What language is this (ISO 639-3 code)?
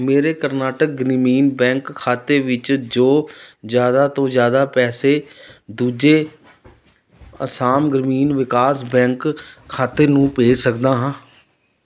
pan